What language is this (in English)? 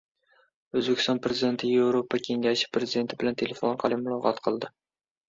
Uzbek